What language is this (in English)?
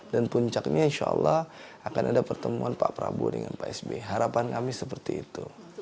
Indonesian